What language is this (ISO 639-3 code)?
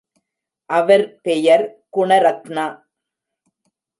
tam